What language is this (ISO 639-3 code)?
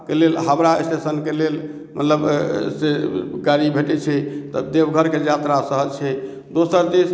mai